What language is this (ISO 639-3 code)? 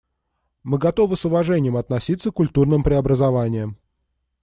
rus